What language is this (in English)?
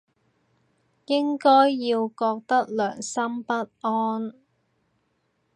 Cantonese